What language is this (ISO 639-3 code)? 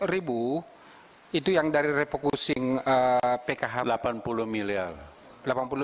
ind